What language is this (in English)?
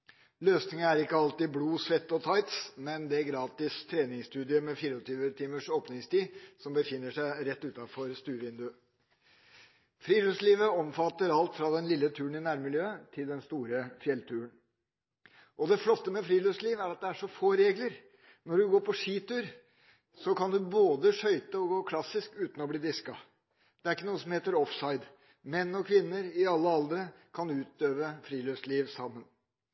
Norwegian Bokmål